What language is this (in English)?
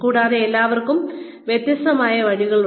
Malayalam